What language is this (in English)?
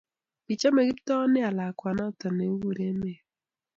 Kalenjin